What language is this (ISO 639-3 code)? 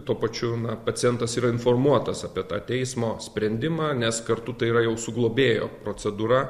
lit